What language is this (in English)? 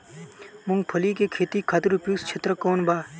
Bhojpuri